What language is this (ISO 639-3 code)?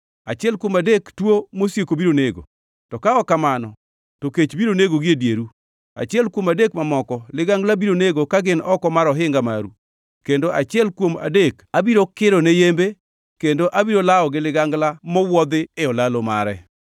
luo